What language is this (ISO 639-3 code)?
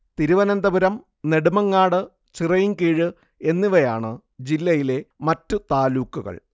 mal